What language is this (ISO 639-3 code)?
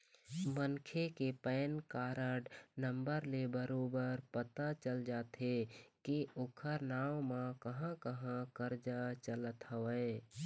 hne